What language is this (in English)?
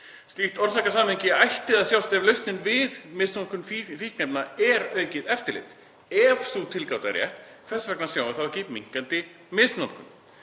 Icelandic